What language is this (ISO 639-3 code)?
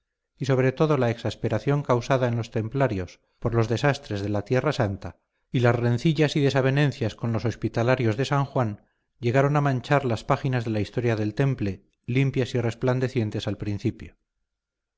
spa